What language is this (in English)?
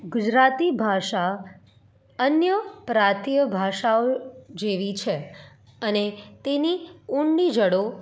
Gujarati